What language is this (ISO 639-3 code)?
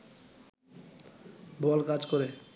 ben